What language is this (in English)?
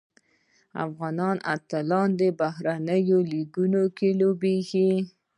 Pashto